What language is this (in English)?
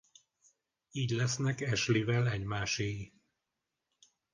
Hungarian